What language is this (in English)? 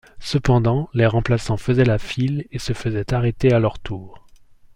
French